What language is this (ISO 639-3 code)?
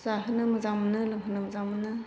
brx